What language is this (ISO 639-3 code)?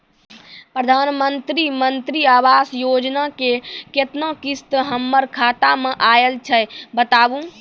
mai